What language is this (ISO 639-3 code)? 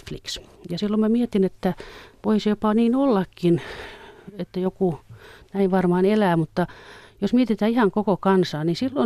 fin